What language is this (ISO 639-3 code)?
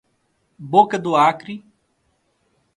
por